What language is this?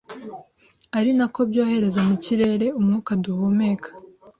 Kinyarwanda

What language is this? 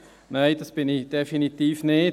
Swiss German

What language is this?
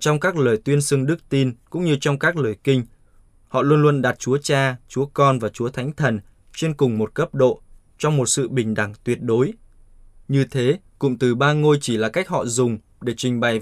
Vietnamese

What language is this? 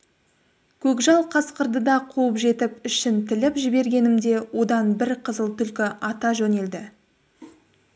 Kazakh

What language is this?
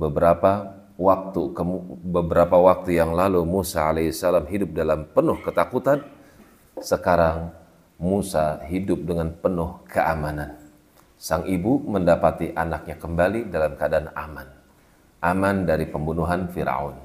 Indonesian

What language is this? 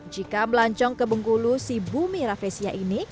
Indonesian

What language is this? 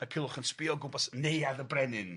Welsh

